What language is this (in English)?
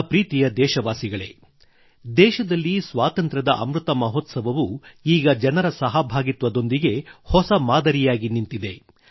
Kannada